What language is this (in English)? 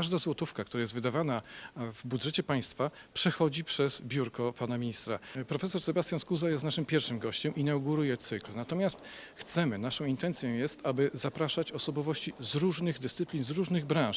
Polish